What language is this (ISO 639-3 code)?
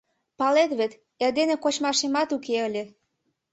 chm